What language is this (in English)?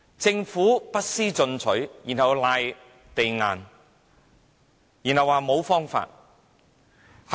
Cantonese